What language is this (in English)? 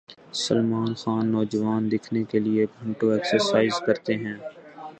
Urdu